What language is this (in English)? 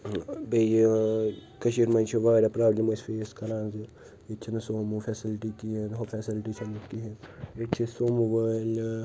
Kashmiri